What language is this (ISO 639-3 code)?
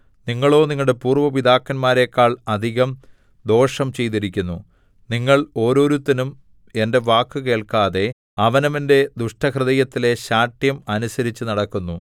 mal